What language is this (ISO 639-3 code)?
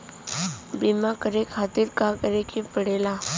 bho